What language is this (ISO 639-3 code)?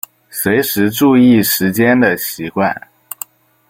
zho